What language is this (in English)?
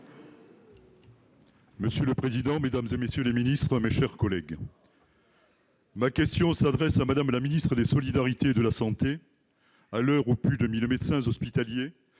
French